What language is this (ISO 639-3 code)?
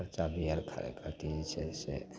mai